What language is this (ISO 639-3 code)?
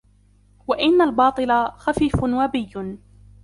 ara